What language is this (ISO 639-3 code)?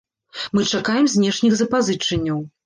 bel